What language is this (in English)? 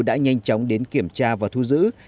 Vietnamese